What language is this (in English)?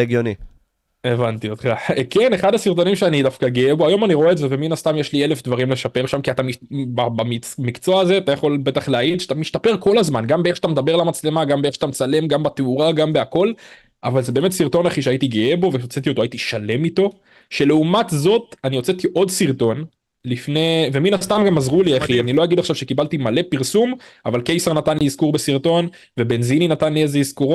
Hebrew